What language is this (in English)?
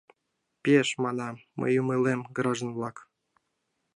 Mari